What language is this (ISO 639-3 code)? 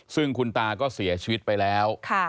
tha